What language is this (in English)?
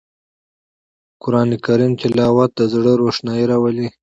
Pashto